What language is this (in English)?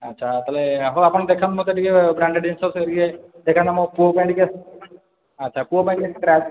Odia